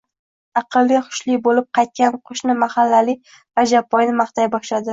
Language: Uzbek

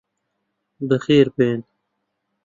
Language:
Central Kurdish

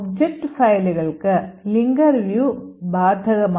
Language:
Malayalam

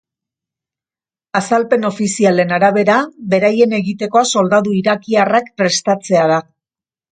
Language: Basque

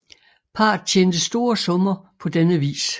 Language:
Danish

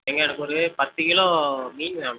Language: Tamil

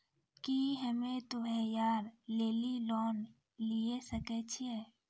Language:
Maithili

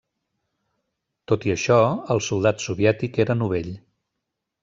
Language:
Catalan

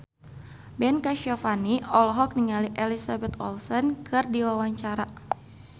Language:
Sundanese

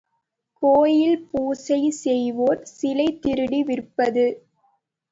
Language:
Tamil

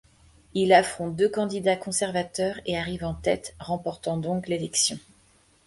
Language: French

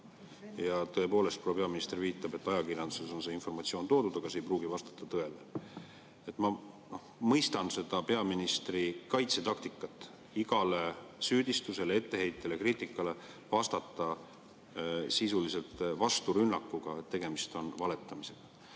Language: Estonian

